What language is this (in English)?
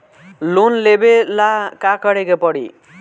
Bhojpuri